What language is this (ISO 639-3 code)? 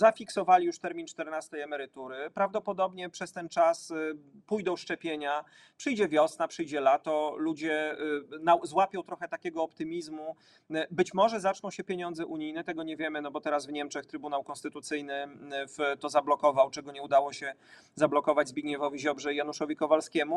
pol